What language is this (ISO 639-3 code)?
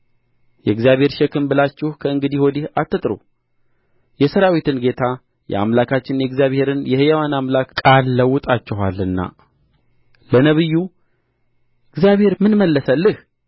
amh